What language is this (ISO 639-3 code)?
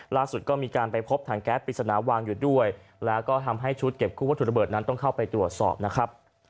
tha